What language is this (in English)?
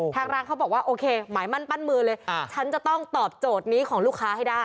Thai